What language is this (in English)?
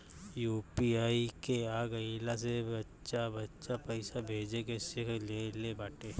Bhojpuri